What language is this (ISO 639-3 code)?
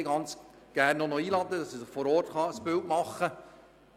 gsw